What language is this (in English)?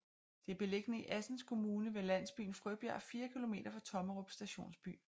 Danish